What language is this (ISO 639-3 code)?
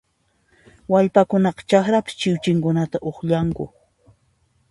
qxp